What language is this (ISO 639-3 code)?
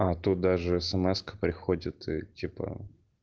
rus